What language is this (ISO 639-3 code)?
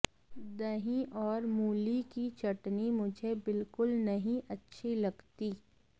san